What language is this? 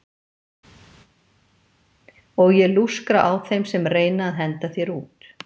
Icelandic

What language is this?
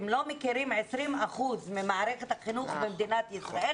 Hebrew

